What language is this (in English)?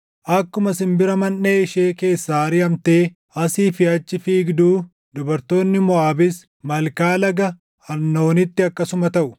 Oromo